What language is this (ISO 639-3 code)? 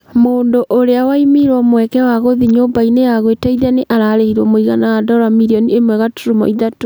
kik